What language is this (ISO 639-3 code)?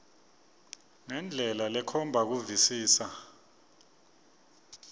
ssw